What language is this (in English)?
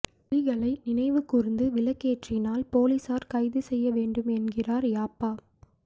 Tamil